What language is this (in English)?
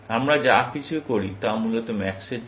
Bangla